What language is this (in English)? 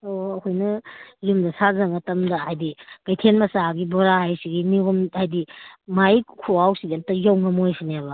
Manipuri